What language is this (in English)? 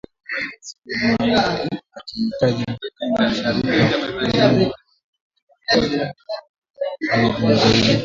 Swahili